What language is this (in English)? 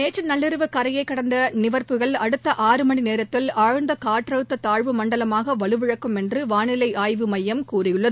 Tamil